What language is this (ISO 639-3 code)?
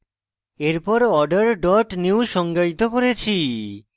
ben